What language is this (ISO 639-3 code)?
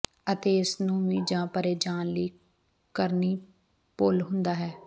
pan